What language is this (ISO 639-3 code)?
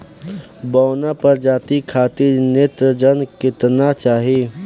bho